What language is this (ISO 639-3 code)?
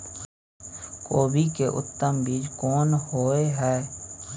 mai